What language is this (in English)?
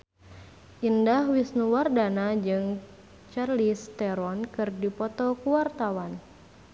Sundanese